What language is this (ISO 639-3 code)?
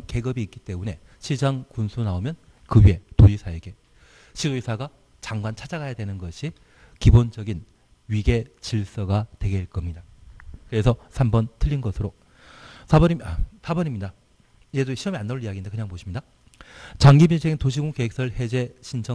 kor